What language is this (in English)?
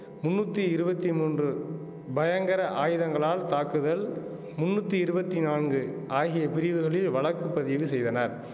Tamil